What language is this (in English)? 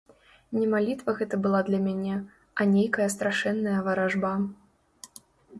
Belarusian